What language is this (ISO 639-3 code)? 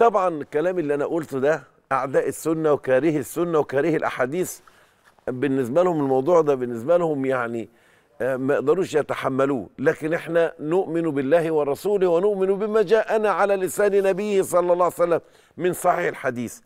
ara